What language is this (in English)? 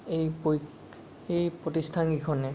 Assamese